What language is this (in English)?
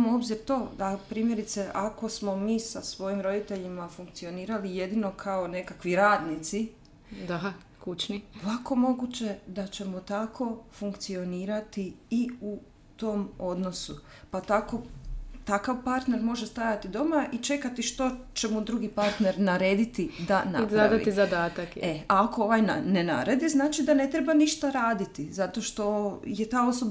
Croatian